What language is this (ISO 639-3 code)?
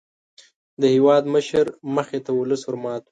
pus